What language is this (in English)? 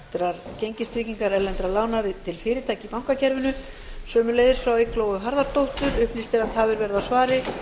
Icelandic